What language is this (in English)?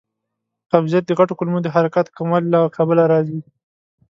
Pashto